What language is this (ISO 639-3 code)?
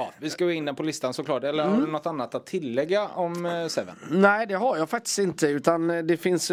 swe